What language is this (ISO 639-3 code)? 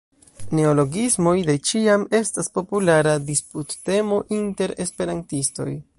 epo